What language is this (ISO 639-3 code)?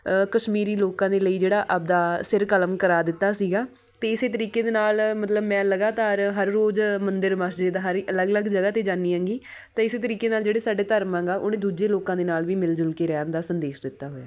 pan